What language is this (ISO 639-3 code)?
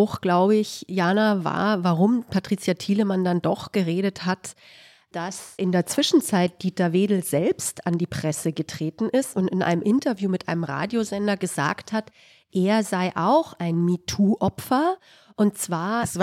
deu